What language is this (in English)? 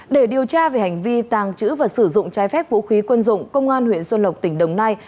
Vietnamese